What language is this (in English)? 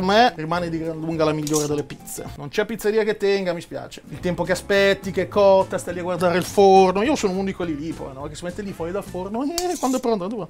Italian